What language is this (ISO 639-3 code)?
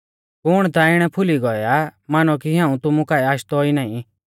bfz